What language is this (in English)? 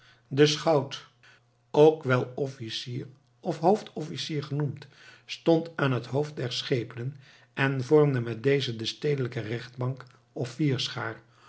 Dutch